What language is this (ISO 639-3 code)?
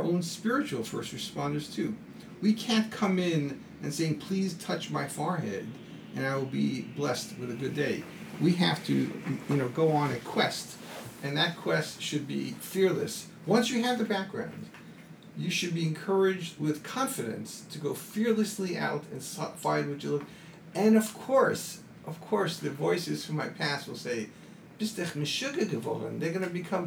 eng